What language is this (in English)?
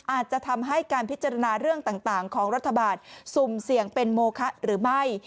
Thai